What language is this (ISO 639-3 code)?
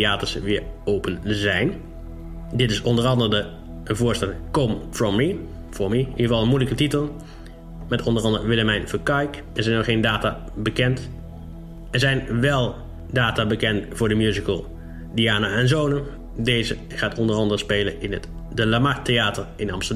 nld